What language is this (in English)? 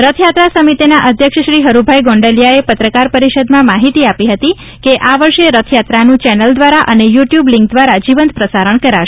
Gujarati